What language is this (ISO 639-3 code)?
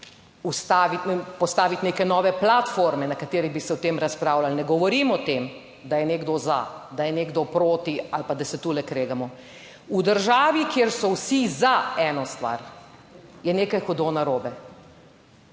slv